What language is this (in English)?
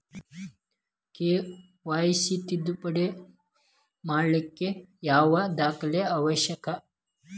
Kannada